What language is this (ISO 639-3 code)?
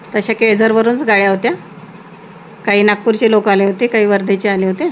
mar